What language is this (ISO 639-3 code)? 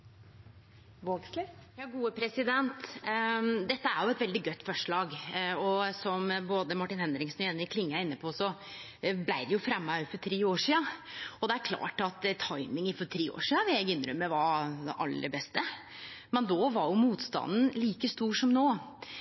nno